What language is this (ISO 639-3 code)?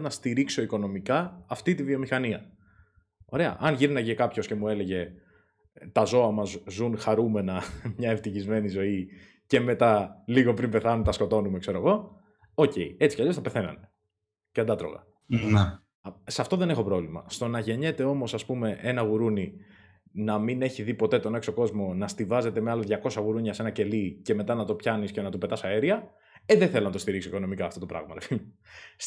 ell